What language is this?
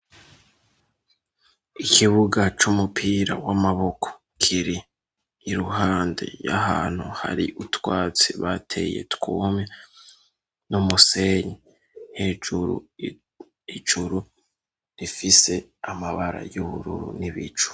Rundi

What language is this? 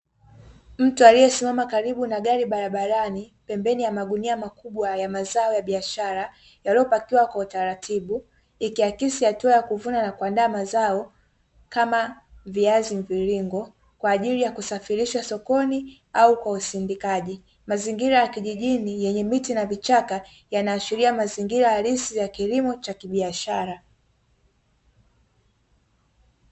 Swahili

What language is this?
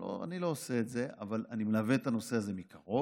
Hebrew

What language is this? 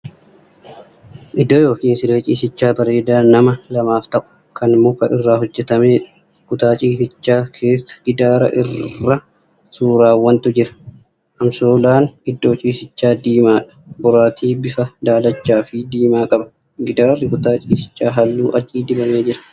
Oromo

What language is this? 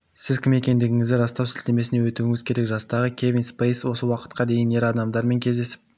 Kazakh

